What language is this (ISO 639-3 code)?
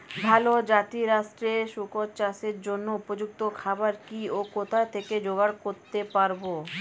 ben